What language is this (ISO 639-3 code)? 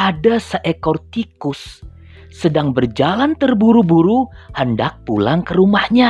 ind